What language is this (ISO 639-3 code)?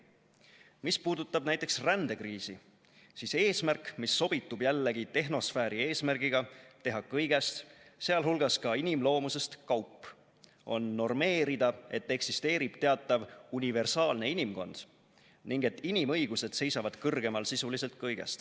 est